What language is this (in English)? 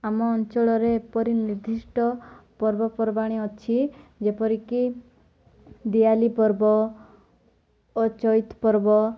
Odia